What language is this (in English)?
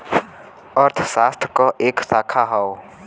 Bhojpuri